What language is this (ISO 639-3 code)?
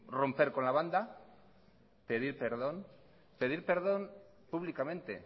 spa